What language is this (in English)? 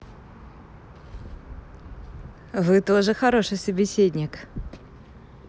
Russian